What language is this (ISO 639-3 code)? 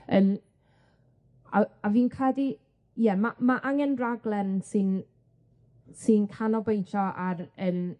cym